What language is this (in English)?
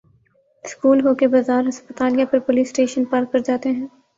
Urdu